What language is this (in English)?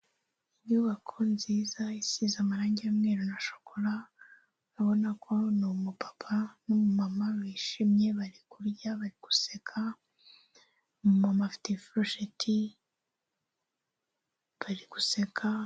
Kinyarwanda